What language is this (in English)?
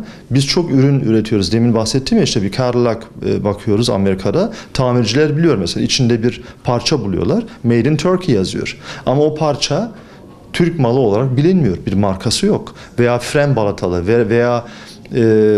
Turkish